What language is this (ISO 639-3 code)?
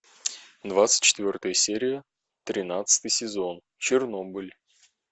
rus